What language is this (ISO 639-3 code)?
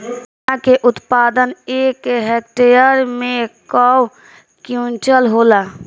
bho